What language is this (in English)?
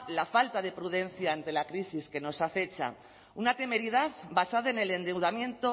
Spanish